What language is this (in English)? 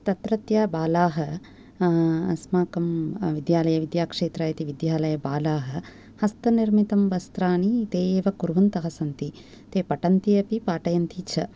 Sanskrit